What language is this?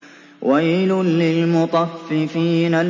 Arabic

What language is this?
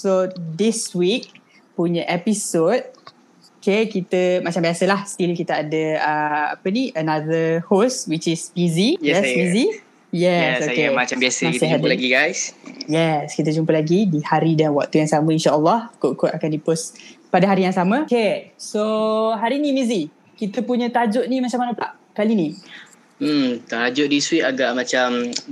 Malay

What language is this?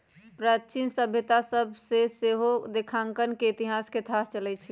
Magahi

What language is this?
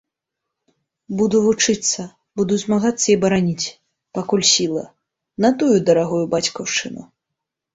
Belarusian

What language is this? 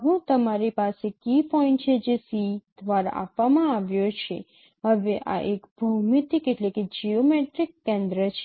Gujarati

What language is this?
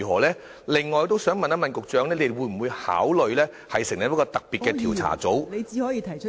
Cantonese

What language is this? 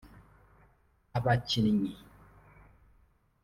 Kinyarwanda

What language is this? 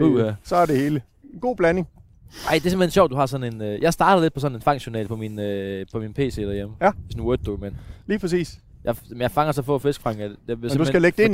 Danish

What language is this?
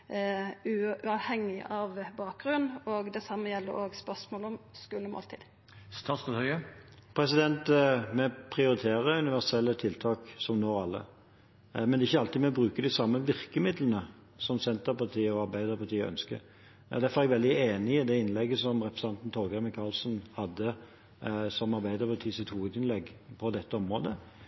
Norwegian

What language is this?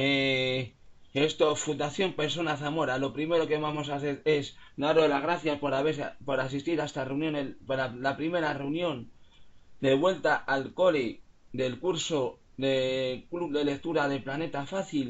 Spanish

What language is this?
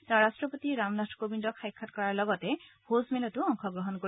Assamese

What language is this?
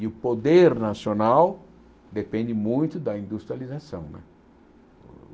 Portuguese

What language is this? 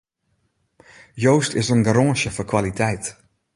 Western Frisian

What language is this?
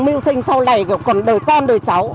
Vietnamese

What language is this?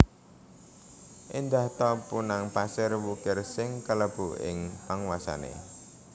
Javanese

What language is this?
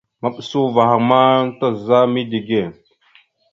Mada (Cameroon)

